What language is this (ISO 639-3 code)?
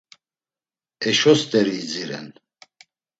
lzz